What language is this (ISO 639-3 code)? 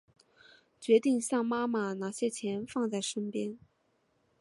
zho